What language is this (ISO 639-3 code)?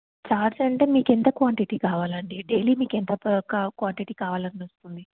tel